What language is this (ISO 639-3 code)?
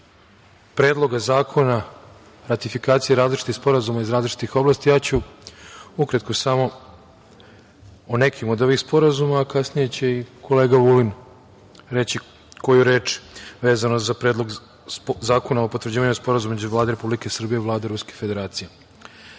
srp